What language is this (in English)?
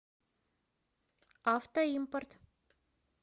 Russian